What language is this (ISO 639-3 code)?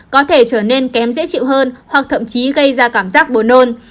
vie